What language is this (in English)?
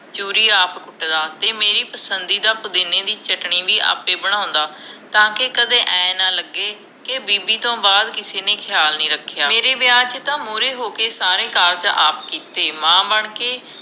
Punjabi